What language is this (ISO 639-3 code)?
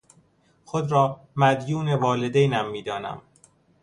fas